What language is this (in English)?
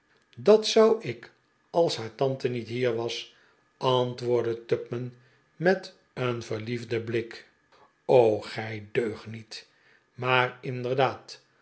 Dutch